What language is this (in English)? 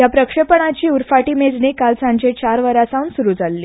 Konkani